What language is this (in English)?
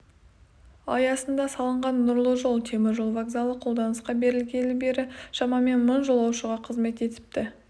Kazakh